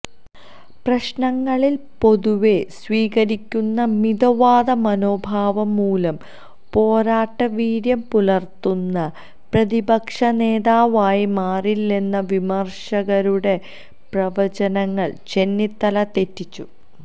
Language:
Malayalam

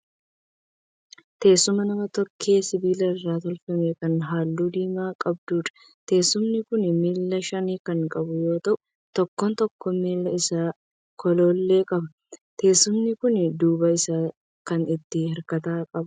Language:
Oromo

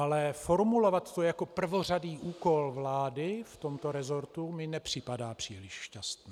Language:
Czech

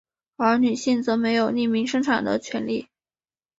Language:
Chinese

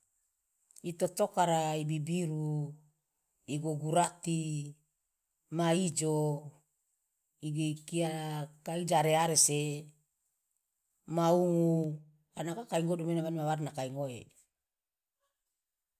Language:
Loloda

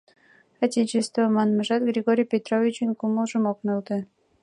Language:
Mari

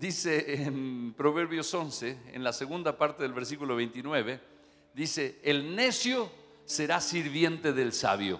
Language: Spanish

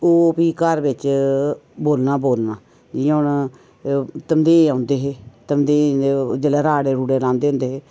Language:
Dogri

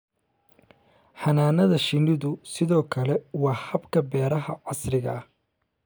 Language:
Somali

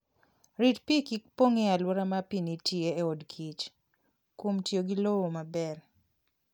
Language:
Luo (Kenya and Tanzania)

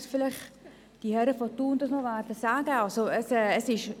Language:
Swiss German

